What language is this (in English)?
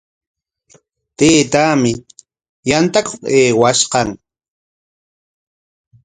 Corongo Ancash Quechua